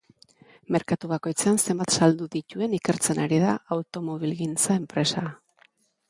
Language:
Basque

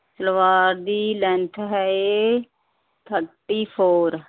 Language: Punjabi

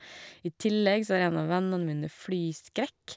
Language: Norwegian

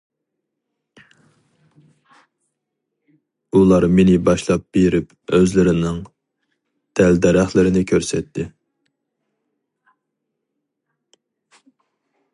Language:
Uyghur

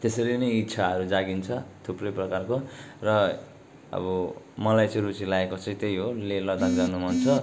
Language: Nepali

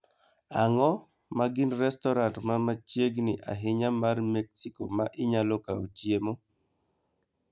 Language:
Luo (Kenya and Tanzania)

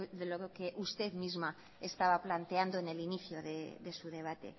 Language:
Spanish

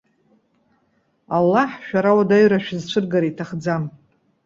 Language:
Abkhazian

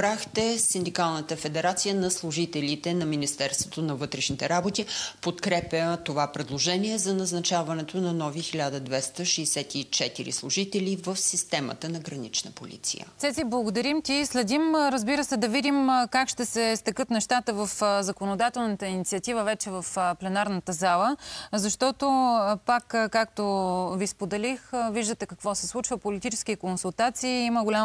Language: Bulgarian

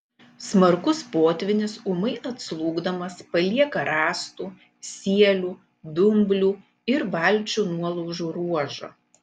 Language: Lithuanian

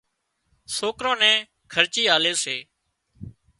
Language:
Wadiyara Koli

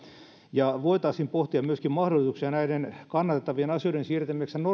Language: Finnish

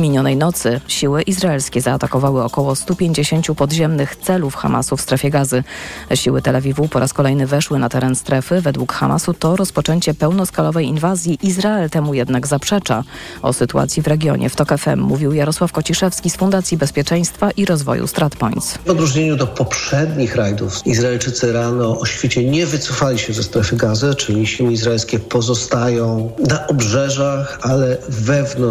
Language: Polish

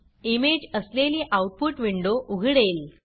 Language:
Marathi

